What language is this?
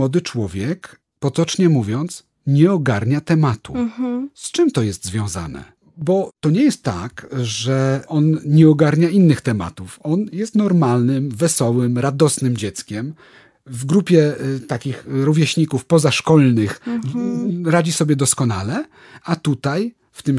Polish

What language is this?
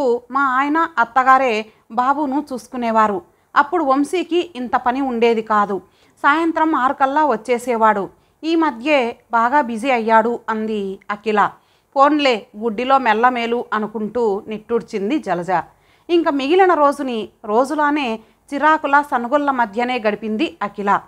Telugu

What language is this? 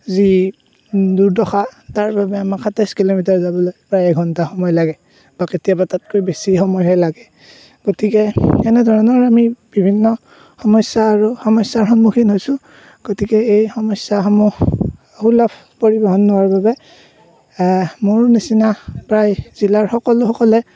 Assamese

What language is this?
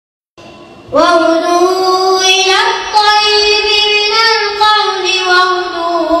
Arabic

